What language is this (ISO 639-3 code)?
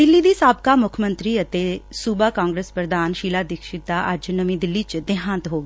pan